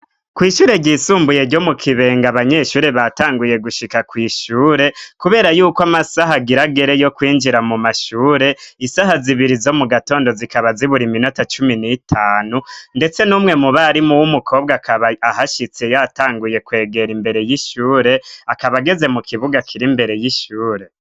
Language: Rundi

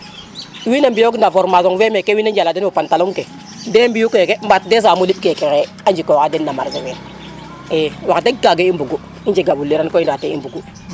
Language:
Serer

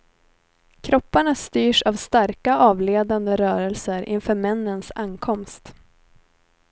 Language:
Swedish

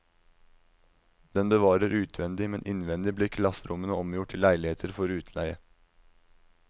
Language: Norwegian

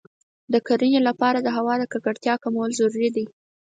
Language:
Pashto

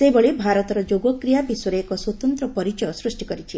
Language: Odia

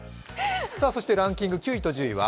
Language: Japanese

